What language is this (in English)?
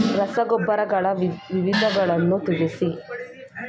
Kannada